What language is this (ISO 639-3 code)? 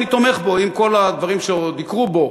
heb